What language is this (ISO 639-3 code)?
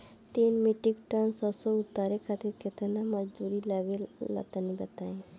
bho